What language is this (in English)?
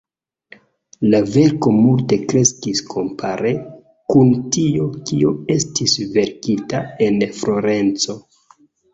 Esperanto